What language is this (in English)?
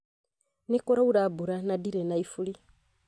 Kikuyu